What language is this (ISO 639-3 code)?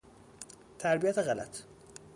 fas